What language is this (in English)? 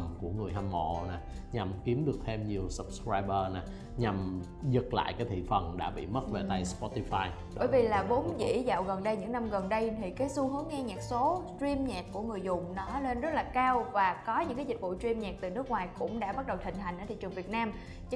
Vietnamese